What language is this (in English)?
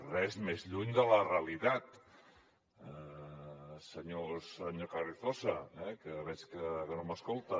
Catalan